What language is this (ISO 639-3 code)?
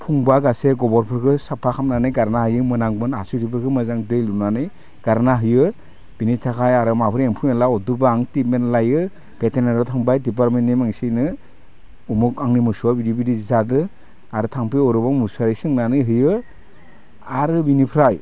brx